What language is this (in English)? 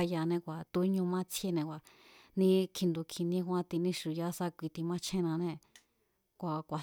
Mazatlán Mazatec